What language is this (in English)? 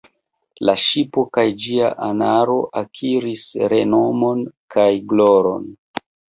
Esperanto